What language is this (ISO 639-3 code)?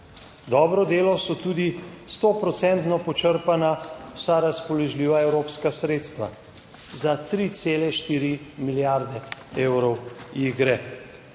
slv